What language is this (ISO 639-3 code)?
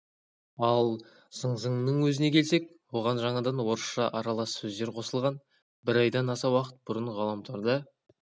kaz